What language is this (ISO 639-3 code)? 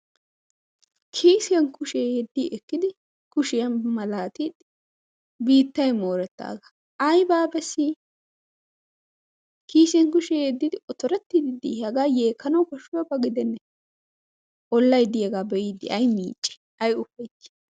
wal